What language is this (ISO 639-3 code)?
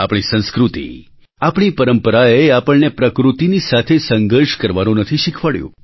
guj